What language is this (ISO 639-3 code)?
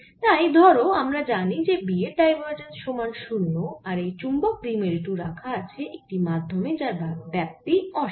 ben